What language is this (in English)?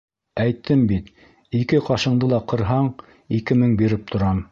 Bashkir